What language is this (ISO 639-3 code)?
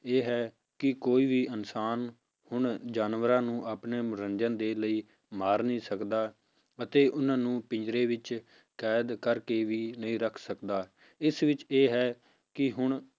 pan